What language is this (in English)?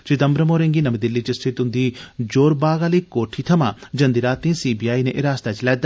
Dogri